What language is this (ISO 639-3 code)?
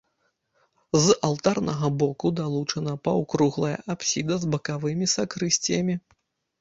bel